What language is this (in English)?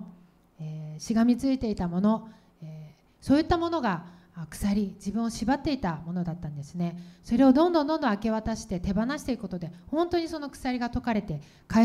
Japanese